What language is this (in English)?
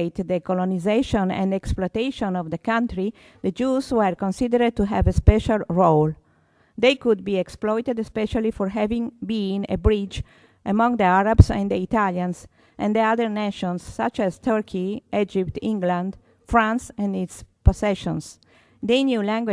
English